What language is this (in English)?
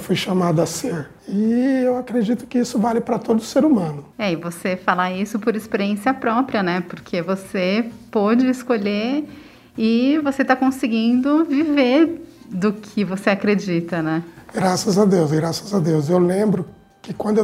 Portuguese